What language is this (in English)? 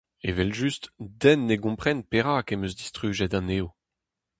Breton